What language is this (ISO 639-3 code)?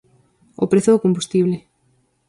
glg